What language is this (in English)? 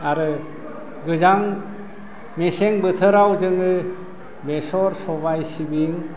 Bodo